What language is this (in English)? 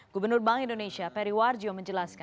Indonesian